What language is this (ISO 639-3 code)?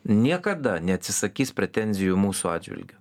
lit